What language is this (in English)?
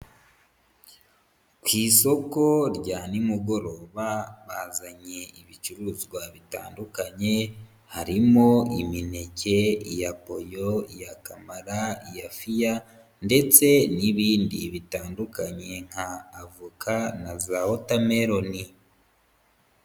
Kinyarwanda